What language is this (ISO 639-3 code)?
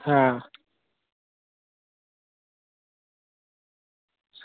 doi